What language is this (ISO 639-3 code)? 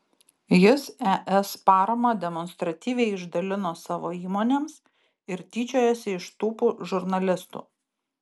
lit